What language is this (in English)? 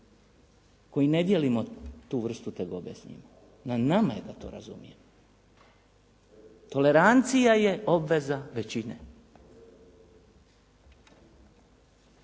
Croatian